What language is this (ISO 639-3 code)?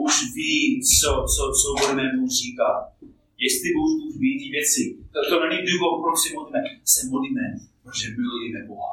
ces